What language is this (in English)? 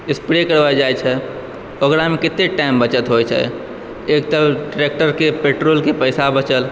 Maithili